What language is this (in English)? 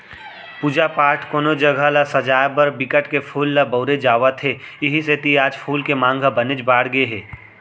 Chhattisgarhi